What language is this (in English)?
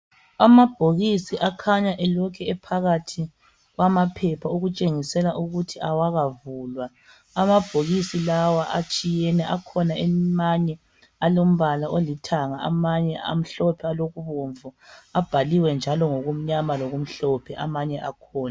North Ndebele